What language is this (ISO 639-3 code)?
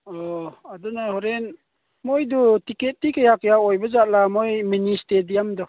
mni